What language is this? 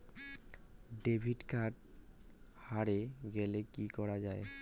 Bangla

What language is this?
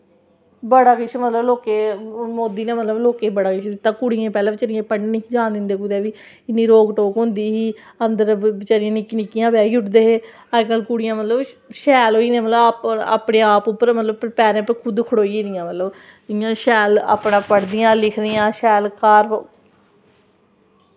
Dogri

